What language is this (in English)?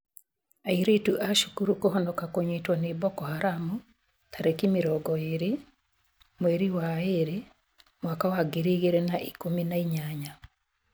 Kikuyu